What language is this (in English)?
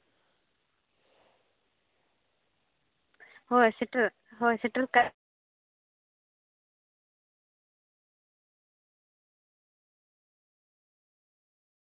Santali